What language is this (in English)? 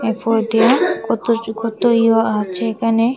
Bangla